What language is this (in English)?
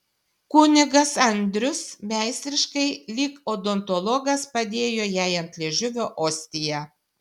Lithuanian